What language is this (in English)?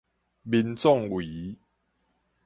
Min Nan Chinese